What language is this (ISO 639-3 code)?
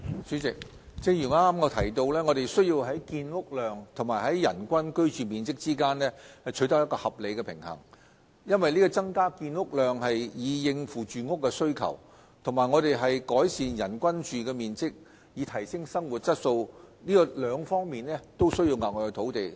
yue